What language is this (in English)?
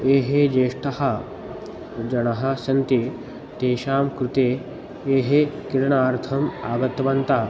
Sanskrit